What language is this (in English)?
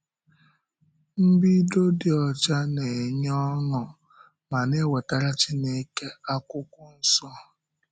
Igbo